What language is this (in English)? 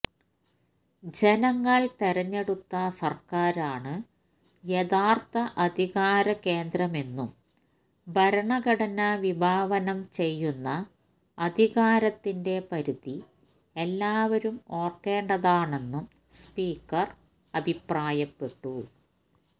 Malayalam